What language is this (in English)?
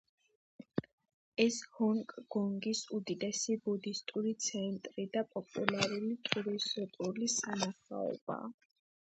Georgian